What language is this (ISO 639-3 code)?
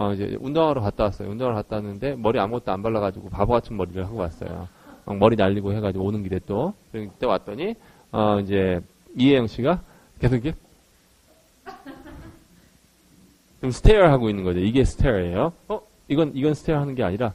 kor